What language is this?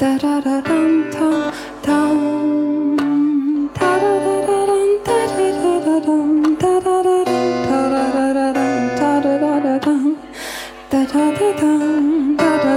Ukrainian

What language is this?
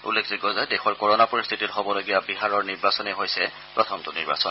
Assamese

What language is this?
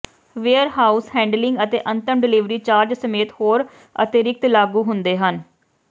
Punjabi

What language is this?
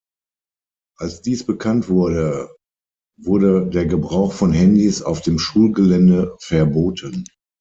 German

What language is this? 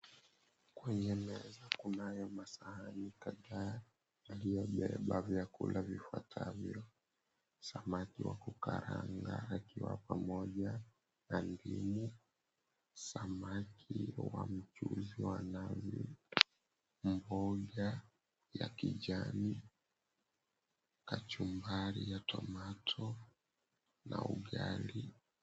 Swahili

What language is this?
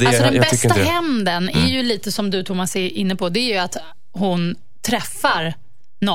Swedish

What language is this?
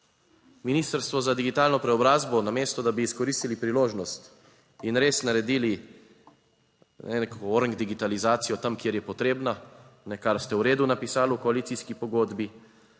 Slovenian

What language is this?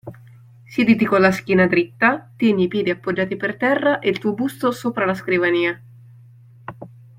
Italian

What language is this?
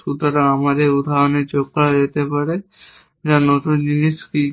Bangla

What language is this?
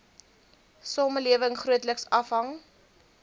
Afrikaans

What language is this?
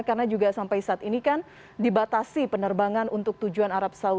Indonesian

